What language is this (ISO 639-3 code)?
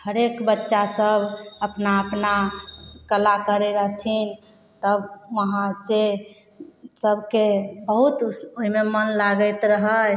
mai